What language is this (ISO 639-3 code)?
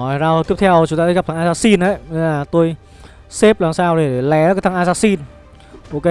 vie